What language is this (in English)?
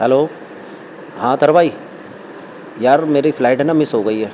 Urdu